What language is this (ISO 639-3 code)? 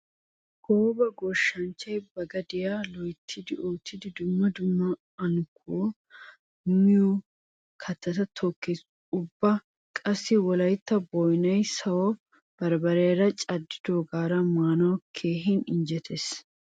wal